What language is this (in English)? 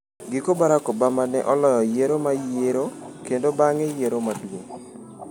Luo (Kenya and Tanzania)